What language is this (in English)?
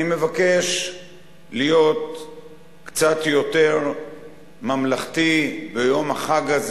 Hebrew